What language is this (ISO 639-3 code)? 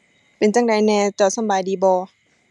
tha